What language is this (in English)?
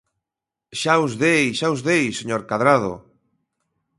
Galician